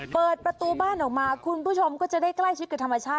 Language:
Thai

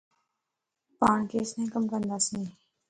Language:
Lasi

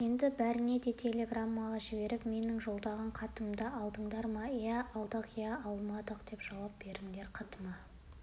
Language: Kazakh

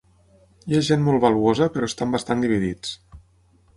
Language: Catalan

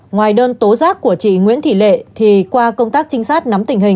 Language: Vietnamese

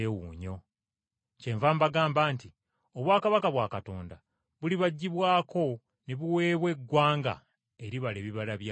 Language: Ganda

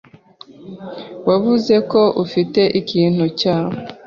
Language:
Kinyarwanda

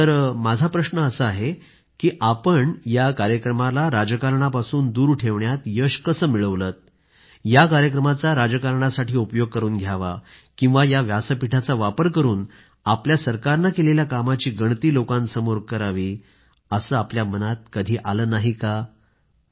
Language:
Marathi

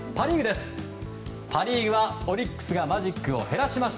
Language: Japanese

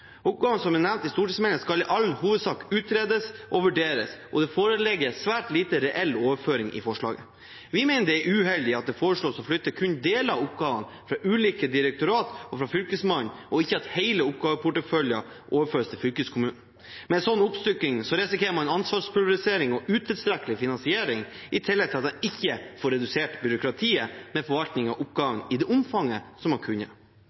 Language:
Norwegian Bokmål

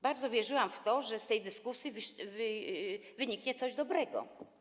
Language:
Polish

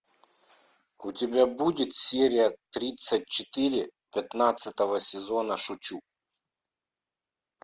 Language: Russian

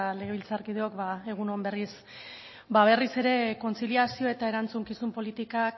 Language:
Basque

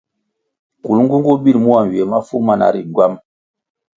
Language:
Kwasio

